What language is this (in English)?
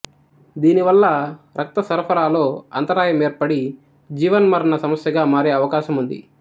Telugu